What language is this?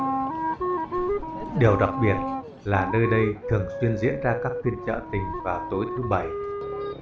Vietnamese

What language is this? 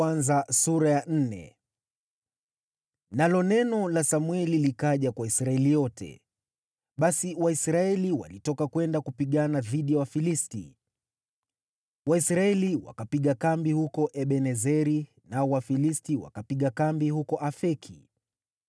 Swahili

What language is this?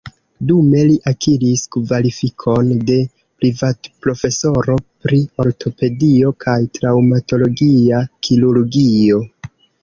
Esperanto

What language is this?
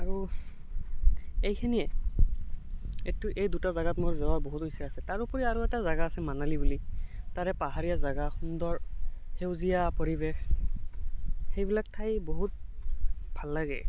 Assamese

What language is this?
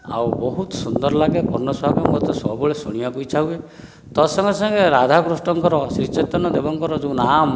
Odia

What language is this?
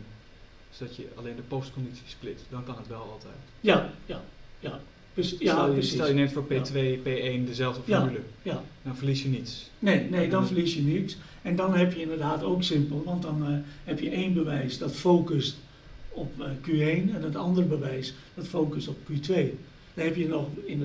Dutch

